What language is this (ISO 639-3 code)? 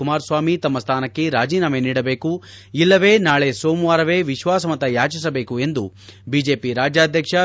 kan